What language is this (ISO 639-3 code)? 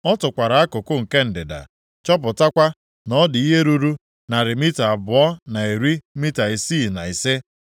ibo